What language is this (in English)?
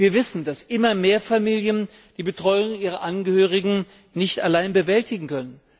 German